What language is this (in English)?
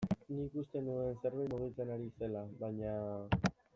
Basque